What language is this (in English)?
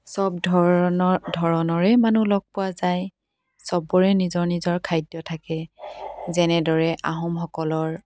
Assamese